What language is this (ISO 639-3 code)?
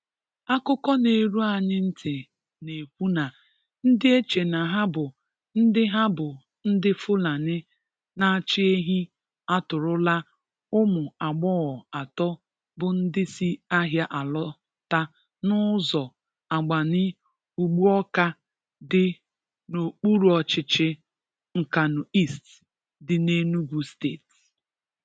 ibo